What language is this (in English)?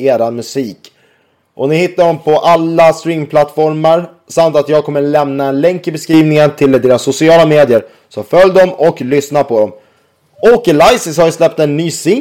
Swedish